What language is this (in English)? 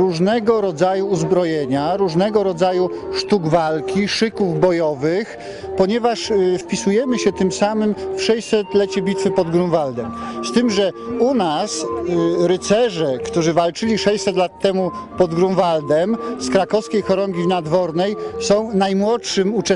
Polish